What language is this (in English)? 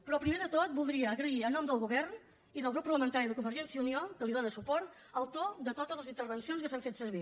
Catalan